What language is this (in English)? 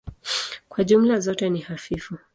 Swahili